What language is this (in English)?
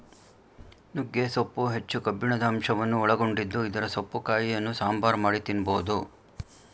Kannada